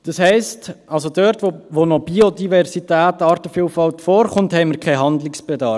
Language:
Swiss German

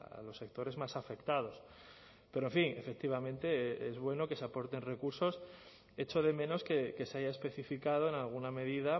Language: Spanish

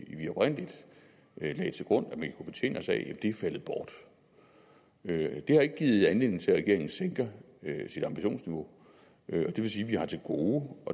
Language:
Danish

